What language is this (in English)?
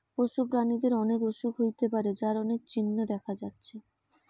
Bangla